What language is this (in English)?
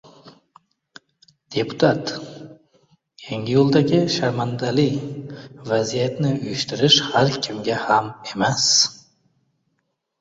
Uzbek